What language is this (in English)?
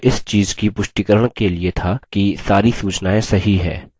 Hindi